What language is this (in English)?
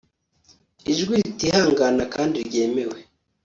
Kinyarwanda